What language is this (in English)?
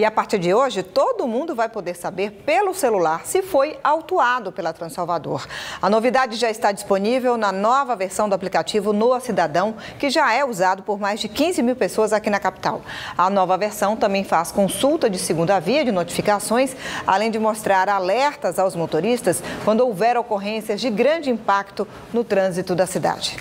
Portuguese